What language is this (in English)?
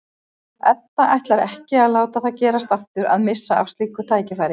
Icelandic